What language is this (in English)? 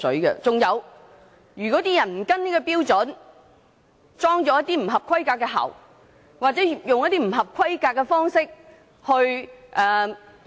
Cantonese